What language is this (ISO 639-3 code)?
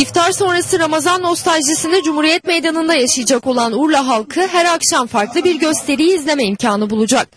tur